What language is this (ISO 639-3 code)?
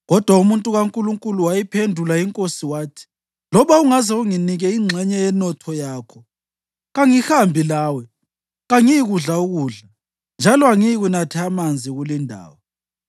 nde